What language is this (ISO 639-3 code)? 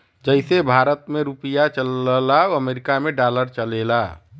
bho